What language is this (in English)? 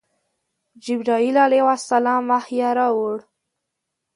Pashto